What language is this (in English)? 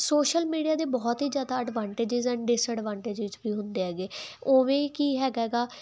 Punjabi